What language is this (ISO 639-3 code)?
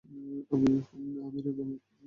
ben